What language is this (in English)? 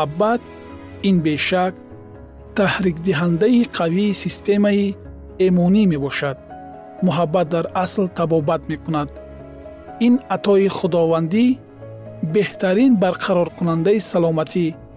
Persian